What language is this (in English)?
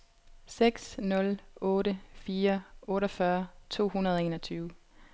Danish